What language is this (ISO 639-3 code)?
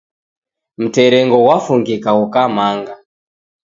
dav